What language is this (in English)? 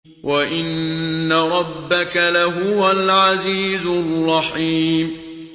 Arabic